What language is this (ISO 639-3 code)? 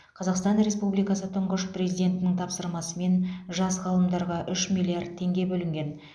kaz